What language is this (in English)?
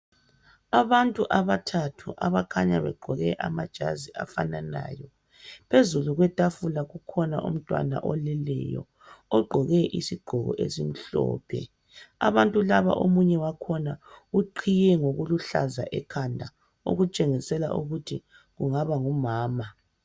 North Ndebele